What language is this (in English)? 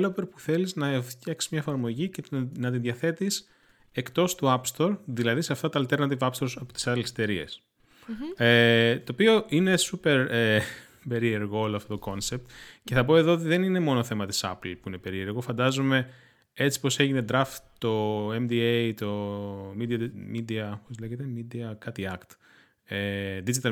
Greek